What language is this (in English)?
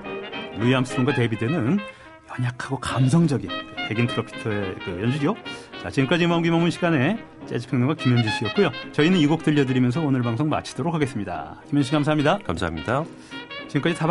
Korean